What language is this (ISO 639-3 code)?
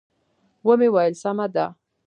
pus